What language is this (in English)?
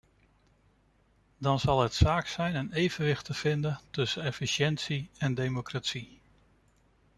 Dutch